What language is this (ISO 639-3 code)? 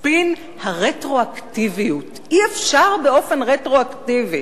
heb